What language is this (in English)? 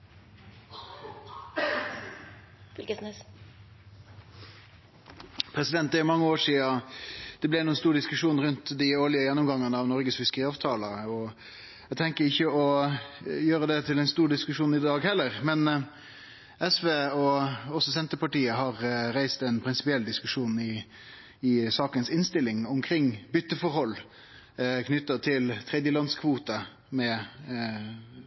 Norwegian Nynorsk